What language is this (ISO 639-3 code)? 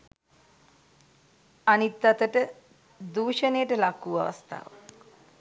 sin